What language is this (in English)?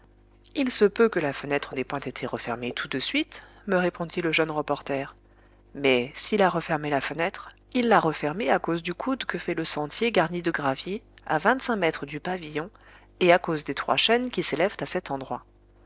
French